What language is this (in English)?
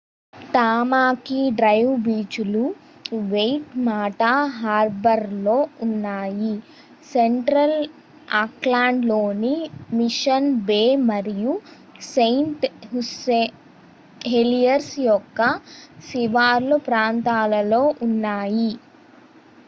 Telugu